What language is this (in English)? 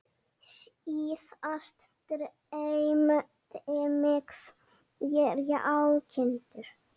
Icelandic